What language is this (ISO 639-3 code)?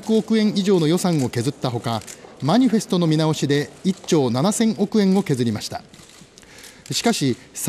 jpn